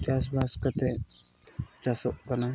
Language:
Santali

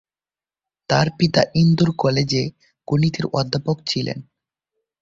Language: Bangla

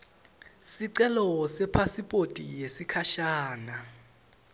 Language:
Swati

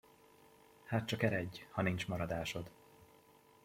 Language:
Hungarian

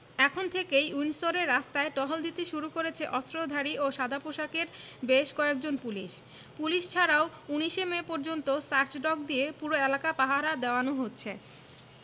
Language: Bangla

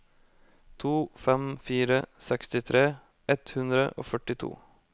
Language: Norwegian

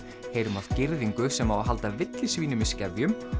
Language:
Icelandic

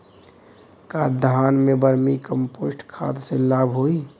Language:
Bhojpuri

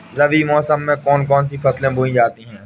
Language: Hindi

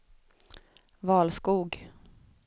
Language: Swedish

